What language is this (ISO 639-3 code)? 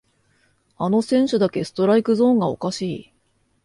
jpn